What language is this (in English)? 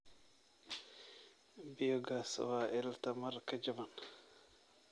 Somali